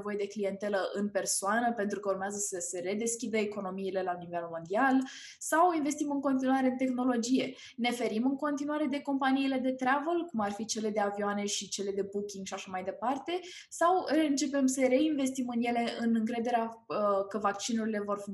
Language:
Romanian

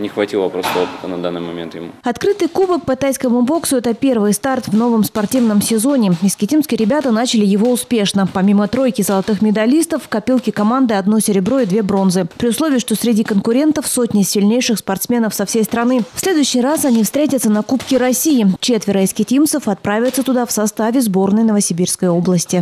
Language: Russian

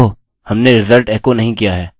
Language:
Hindi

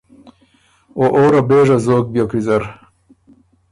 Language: Ormuri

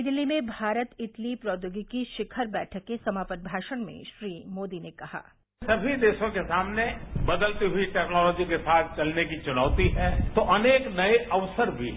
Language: Hindi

